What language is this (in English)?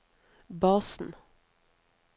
Norwegian